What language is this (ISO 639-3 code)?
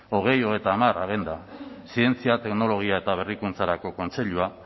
eus